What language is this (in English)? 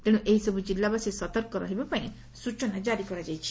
Odia